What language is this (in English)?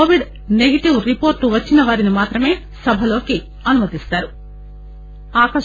Telugu